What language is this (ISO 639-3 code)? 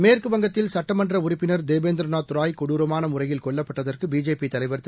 tam